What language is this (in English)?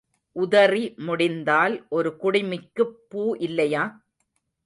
Tamil